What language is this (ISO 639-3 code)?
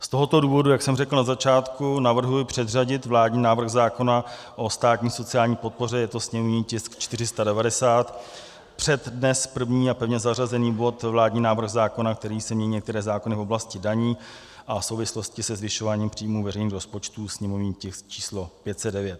ces